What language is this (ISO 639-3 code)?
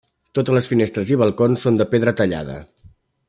cat